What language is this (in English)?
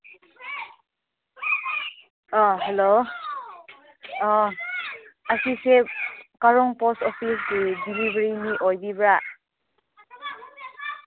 Manipuri